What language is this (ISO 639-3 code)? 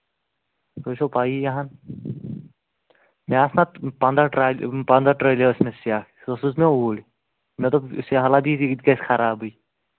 kas